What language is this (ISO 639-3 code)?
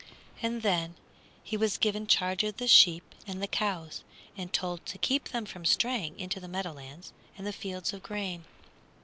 eng